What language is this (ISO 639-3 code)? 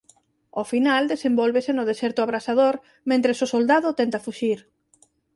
glg